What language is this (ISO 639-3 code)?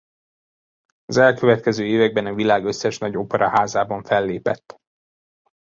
hun